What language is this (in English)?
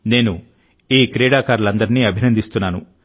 Telugu